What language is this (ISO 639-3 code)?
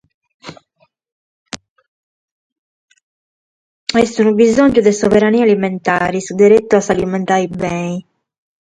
srd